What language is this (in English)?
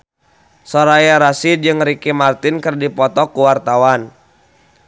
Sundanese